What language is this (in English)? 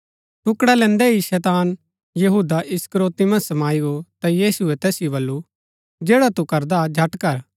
Gaddi